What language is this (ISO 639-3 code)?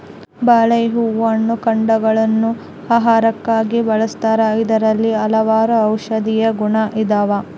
kan